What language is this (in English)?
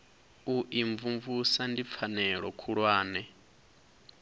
Venda